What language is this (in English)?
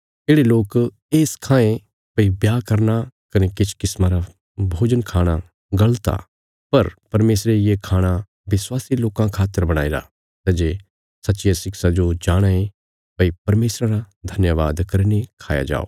Bilaspuri